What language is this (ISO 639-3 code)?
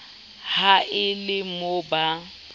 sot